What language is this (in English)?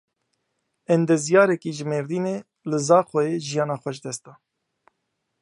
Kurdish